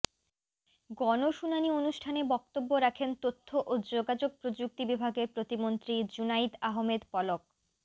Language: Bangla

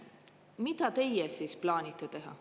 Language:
Estonian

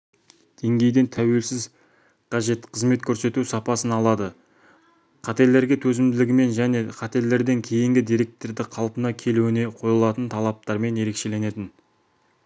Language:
Kazakh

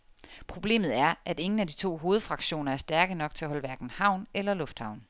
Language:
Danish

